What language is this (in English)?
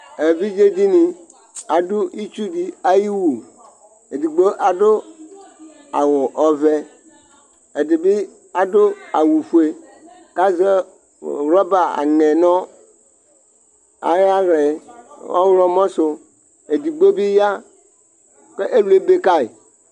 Ikposo